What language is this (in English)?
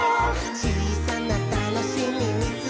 Japanese